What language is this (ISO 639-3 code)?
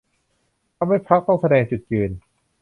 tha